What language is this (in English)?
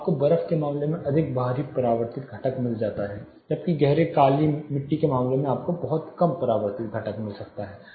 Hindi